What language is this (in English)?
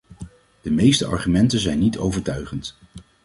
Dutch